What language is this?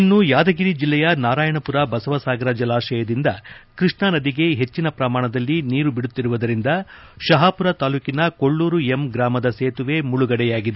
Kannada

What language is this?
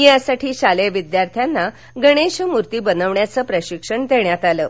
Marathi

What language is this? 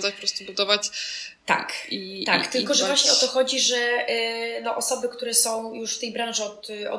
Polish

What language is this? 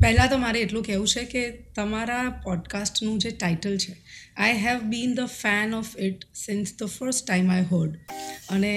Gujarati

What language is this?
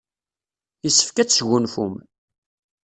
Kabyle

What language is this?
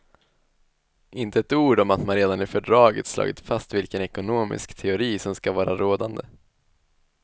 Swedish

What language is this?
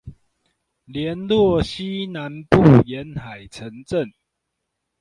Chinese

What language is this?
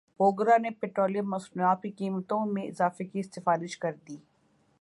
Urdu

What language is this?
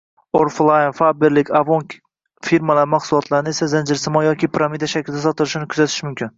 Uzbek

